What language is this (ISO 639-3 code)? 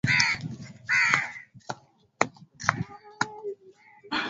swa